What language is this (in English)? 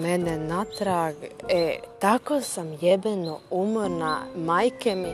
Croatian